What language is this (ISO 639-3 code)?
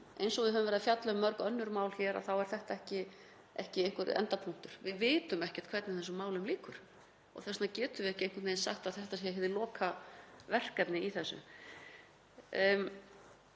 isl